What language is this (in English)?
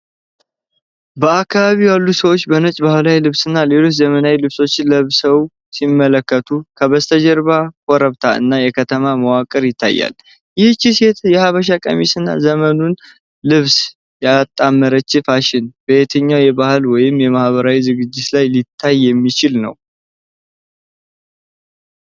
Amharic